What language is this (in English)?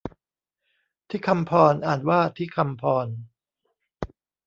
Thai